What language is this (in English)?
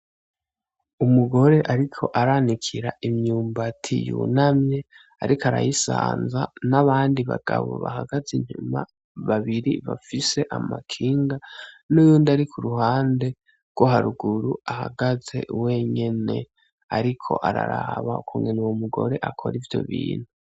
Rundi